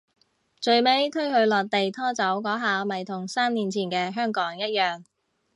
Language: Cantonese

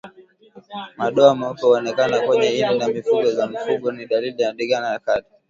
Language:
Swahili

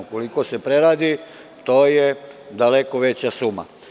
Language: Serbian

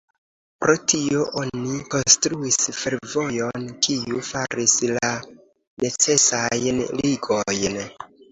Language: Esperanto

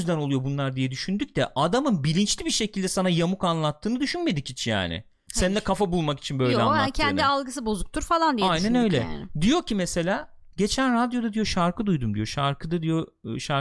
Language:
Turkish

